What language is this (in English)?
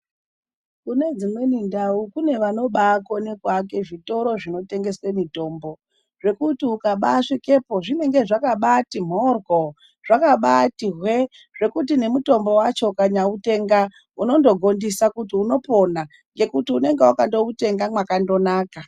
Ndau